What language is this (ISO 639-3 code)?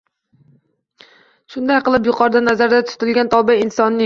uzb